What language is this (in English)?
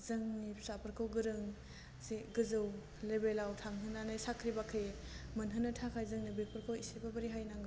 Bodo